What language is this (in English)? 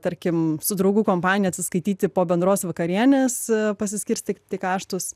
Lithuanian